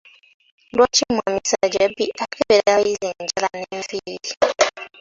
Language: Ganda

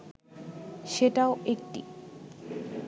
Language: Bangla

